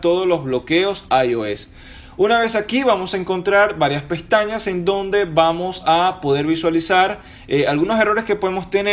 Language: Spanish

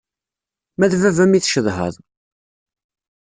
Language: Kabyle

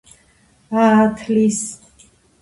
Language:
Georgian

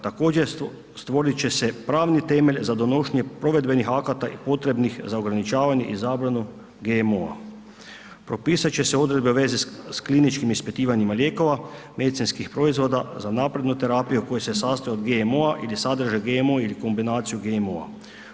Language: Croatian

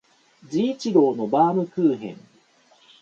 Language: Japanese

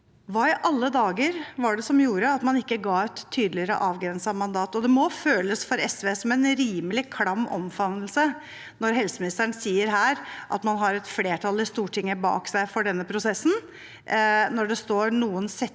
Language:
Norwegian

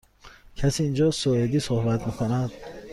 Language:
Persian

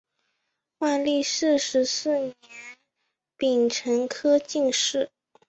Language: Chinese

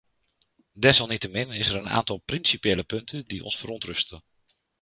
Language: Dutch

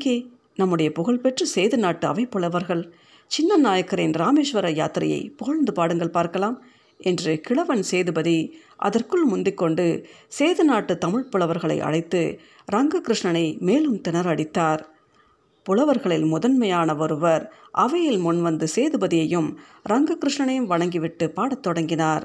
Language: Tamil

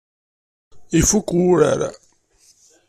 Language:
Kabyle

